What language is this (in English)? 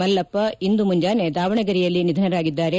Kannada